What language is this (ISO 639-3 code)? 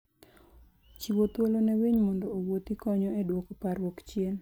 luo